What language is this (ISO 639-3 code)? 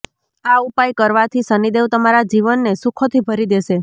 guj